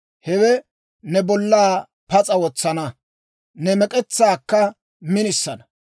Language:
Dawro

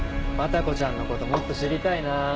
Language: Japanese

